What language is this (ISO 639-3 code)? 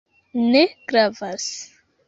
epo